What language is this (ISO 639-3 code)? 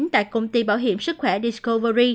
vie